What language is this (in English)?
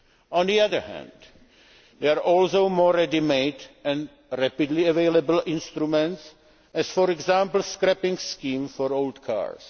English